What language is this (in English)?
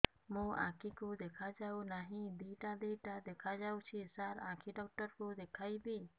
Odia